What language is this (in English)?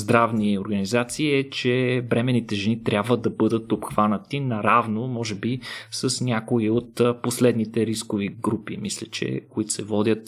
Bulgarian